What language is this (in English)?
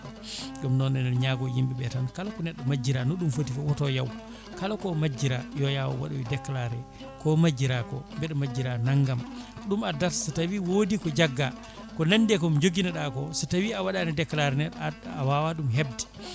Fula